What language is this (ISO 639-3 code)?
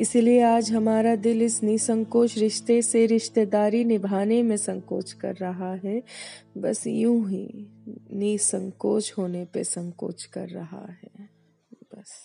hin